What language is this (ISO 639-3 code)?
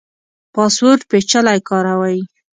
pus